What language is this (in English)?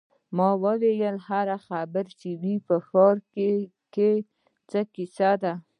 Pashto